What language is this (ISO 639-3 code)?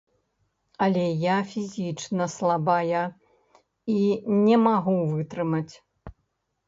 bel